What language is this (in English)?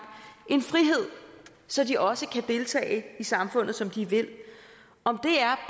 Danish